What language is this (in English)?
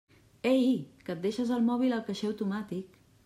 Catalan